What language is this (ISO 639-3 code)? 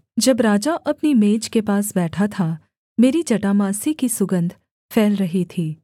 hin